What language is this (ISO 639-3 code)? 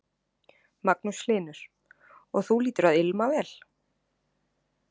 isl